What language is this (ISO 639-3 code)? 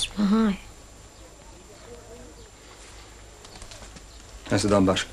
ron